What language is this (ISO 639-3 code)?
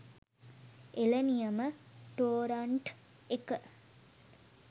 sin